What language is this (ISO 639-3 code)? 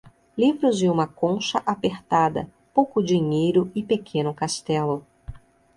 por